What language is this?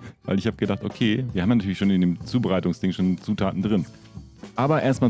German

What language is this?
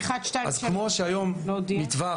Hebrew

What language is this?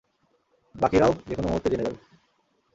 Bangla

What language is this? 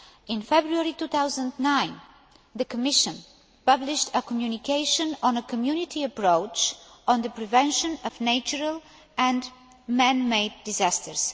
English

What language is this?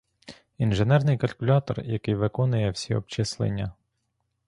Ukrainian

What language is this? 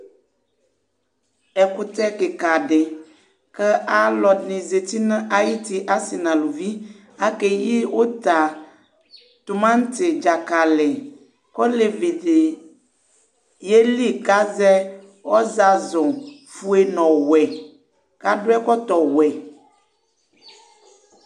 Ikposo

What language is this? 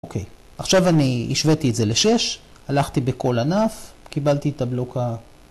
Hebrew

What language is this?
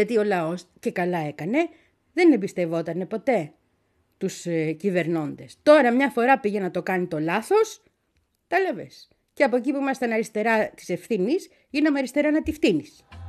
Greek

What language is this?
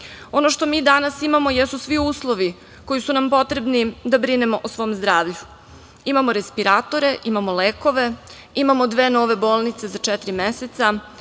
Serbian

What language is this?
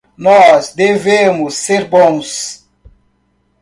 Portuguese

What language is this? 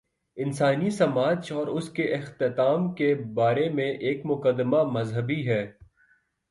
Urdu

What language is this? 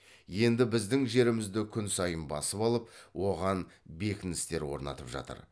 Kazakh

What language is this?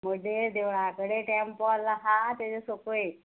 Konkani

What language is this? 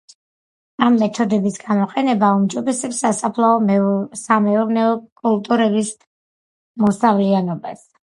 Georgian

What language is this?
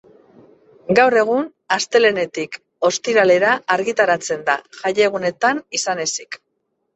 Basque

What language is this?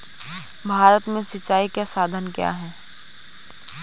Hindi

